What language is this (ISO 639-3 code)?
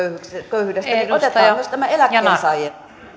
fin